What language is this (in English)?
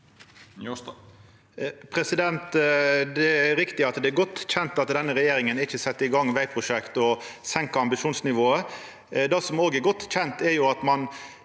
Norwegian